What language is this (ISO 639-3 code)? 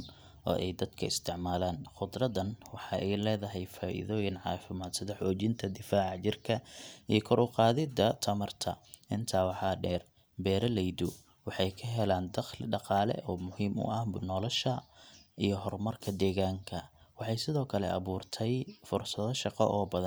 som